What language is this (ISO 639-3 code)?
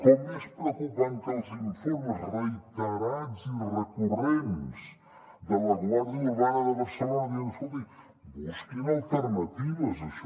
cat